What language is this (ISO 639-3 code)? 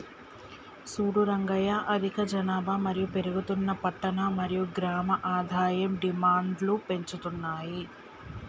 tel